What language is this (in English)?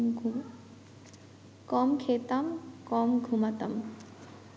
Bangla